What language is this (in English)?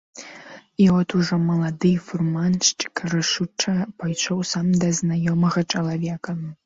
Belarusian